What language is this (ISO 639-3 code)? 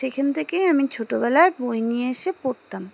ben